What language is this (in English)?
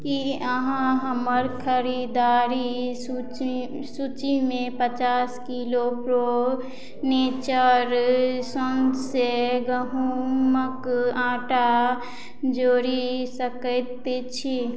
Maithili